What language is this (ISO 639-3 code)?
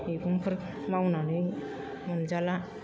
brx